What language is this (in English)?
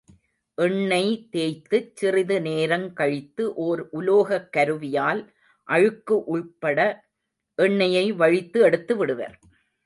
Tamil